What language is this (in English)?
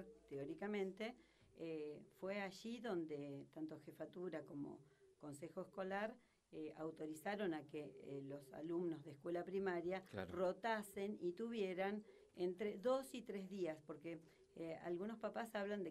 Spanish